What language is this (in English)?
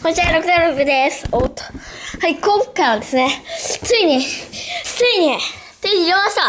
Japanese